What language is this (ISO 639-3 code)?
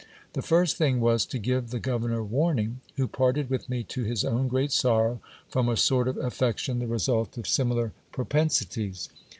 eng